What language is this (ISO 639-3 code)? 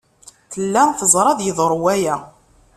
kab